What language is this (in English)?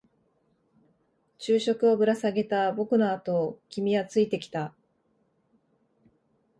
Japanese